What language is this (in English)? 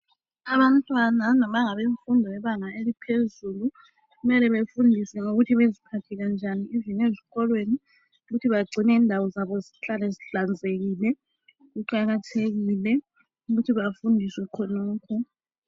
North Ndebele